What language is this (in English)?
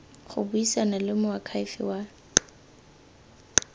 Tswana